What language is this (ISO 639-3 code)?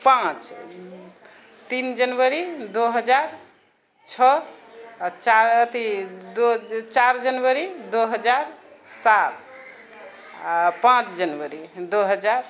mai